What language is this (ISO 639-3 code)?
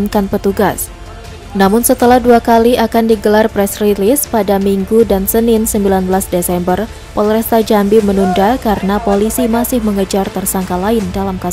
ind